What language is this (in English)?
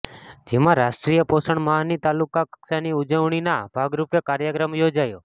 Gujarati